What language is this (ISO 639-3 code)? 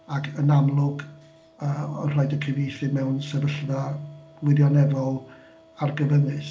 cym